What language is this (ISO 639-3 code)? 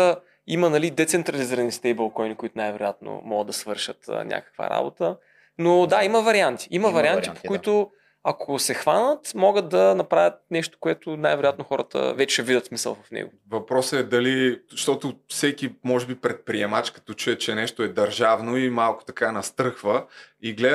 bul